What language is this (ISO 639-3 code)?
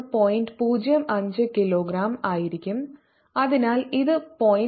mal